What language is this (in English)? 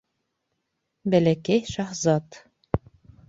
Bashkir